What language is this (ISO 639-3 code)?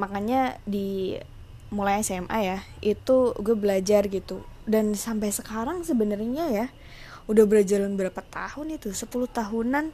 ind